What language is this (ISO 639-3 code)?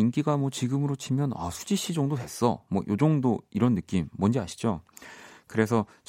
kor